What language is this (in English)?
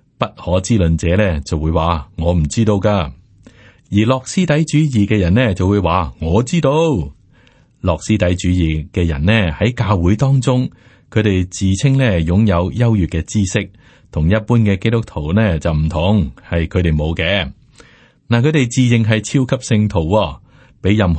Chinese